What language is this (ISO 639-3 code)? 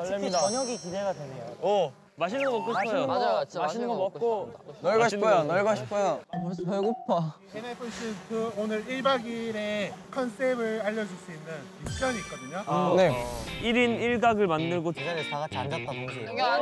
kor